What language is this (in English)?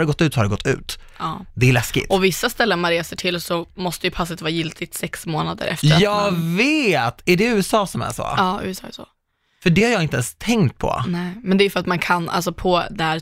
Swedish